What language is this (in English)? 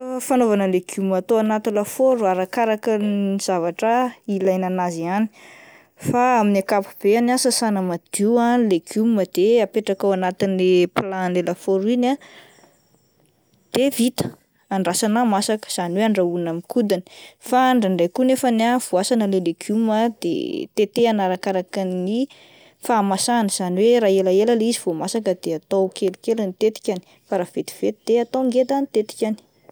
Malagasy